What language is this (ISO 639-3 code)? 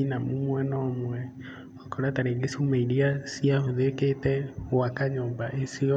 kik